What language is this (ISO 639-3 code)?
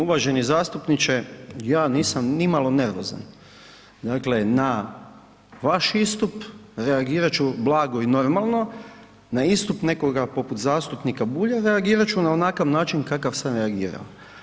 hrv